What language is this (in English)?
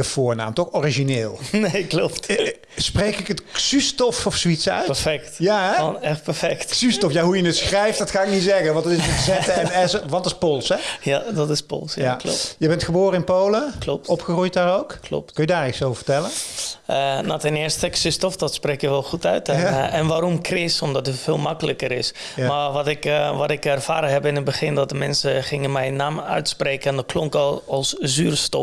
Dutch